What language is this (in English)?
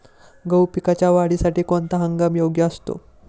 Marathi